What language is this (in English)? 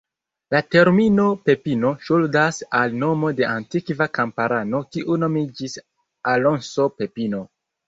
Esperanto